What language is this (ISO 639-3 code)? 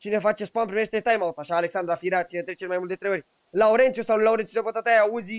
ron